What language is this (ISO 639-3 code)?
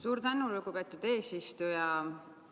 est